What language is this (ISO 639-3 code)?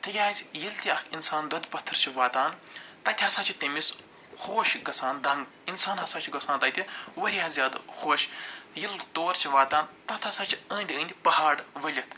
kas